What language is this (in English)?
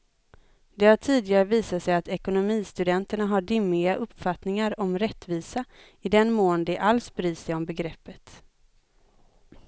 Swedish